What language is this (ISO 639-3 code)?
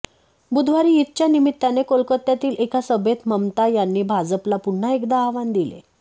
mar